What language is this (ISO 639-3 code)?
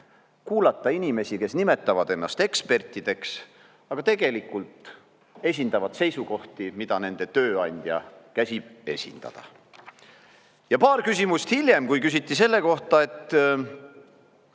est